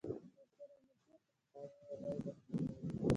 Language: Pashto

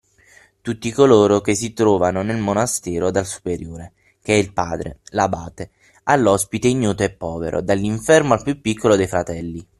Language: Italian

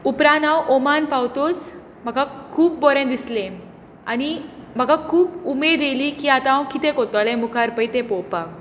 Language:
Konkani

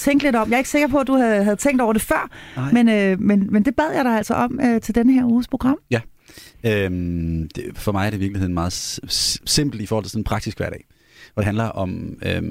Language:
Danish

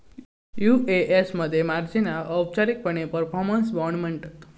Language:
Marathi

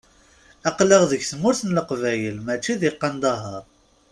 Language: Kabyle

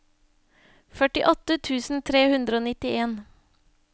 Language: Norwegian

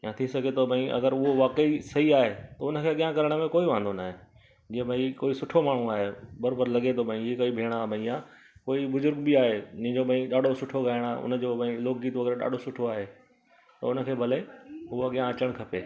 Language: Sindhi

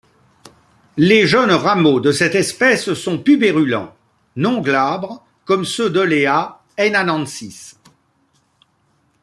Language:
French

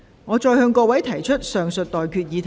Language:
Cantonese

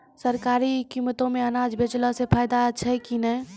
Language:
Maithili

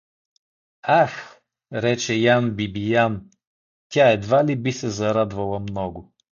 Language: Bulgarian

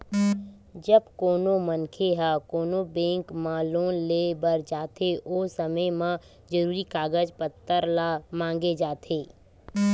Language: Chhattisgarhi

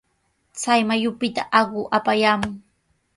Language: Sihuas Ancash Quechua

